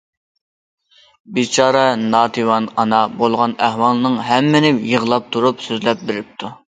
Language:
Uyghur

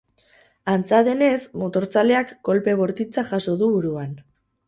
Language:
Basque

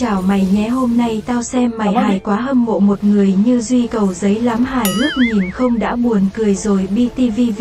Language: Vietnamese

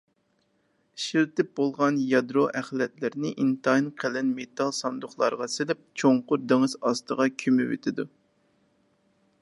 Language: Uyghur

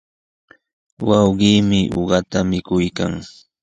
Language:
Sihuas Ancash Quechua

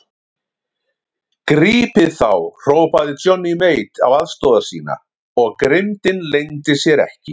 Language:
Icelandic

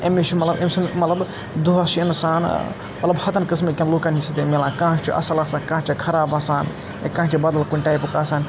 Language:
Kashmiri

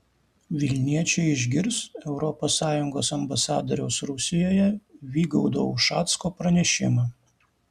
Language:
Lithuanian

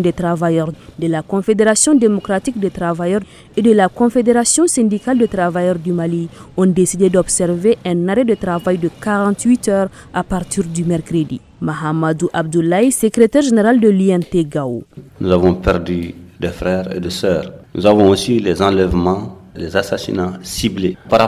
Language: French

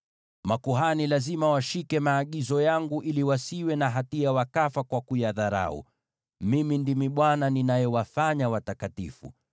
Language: Swahili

